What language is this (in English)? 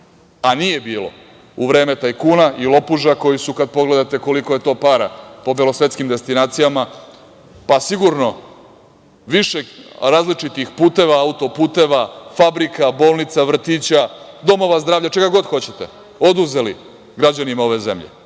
Serbian